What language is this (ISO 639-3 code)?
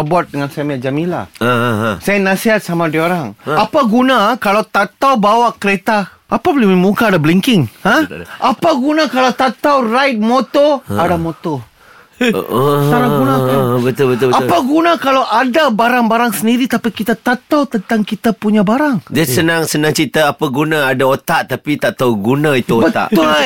msa